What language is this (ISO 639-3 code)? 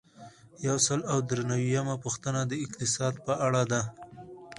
pus